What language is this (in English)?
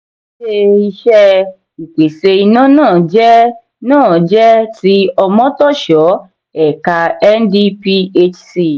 Yoruba